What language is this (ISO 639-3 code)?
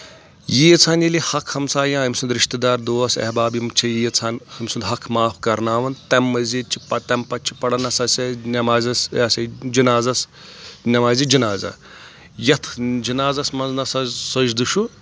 kas